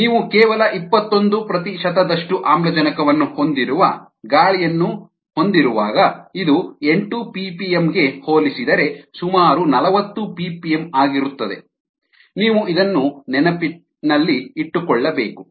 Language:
Kannada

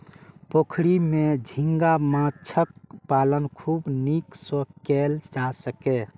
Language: Maithili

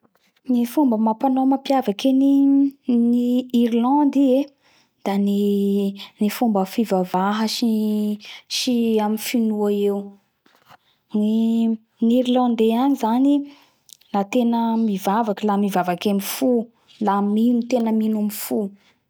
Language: Bara Malagasy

